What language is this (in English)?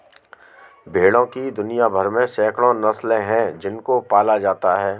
Hindi